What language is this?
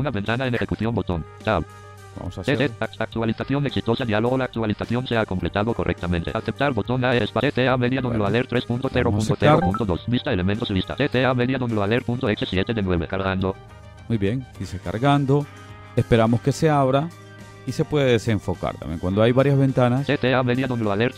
Spanish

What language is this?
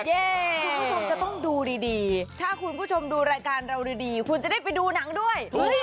Thai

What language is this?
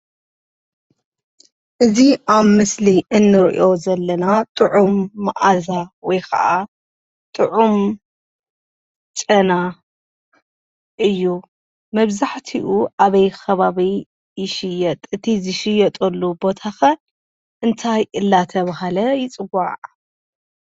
Tigrinya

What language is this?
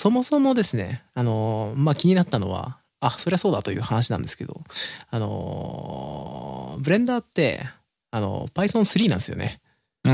Japanese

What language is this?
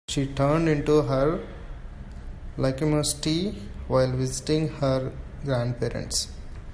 English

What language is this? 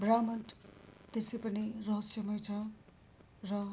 Nepali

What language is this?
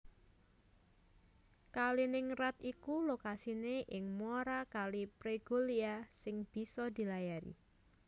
Javanese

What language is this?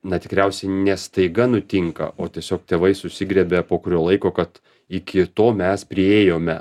Lithuanian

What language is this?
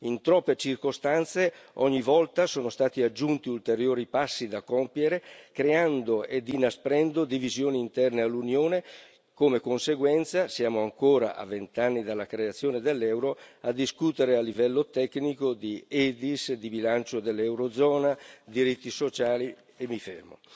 Italian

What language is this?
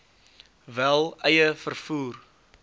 Afrikaans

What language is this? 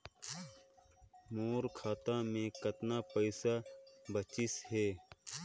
Chhattisgarhi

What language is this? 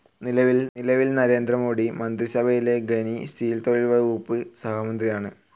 Malayalam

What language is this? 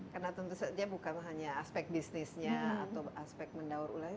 Indonesian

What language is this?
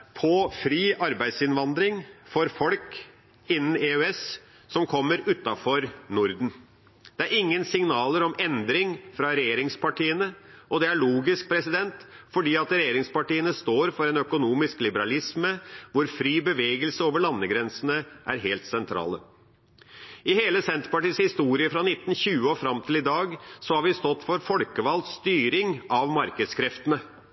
Norwegian Bokmål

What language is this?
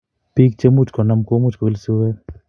Kalenjin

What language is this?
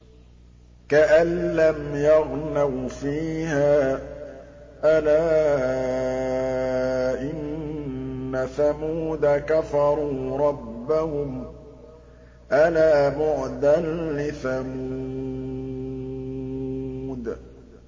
Arabic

